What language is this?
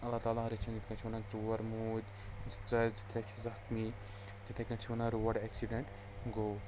Kashmiri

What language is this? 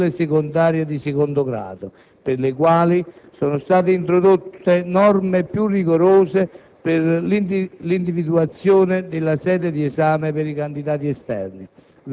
Italian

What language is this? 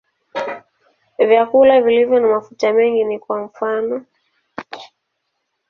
Swahili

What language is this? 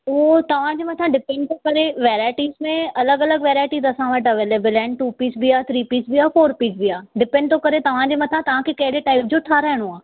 Sindhi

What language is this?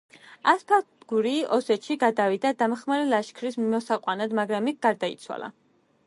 Georgian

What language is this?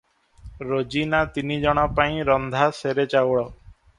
Odia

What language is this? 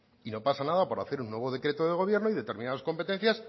Spanish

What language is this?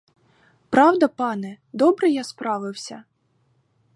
Ukrainian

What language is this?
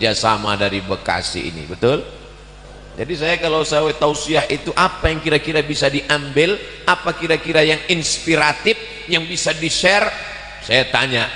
Indonesian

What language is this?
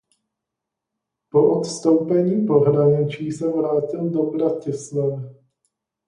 Czech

